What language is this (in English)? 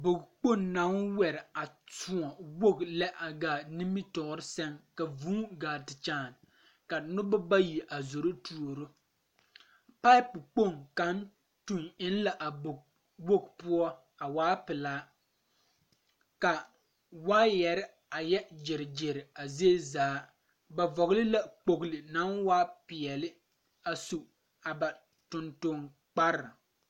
Southern Dagaare